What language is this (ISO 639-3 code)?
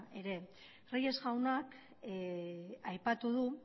eus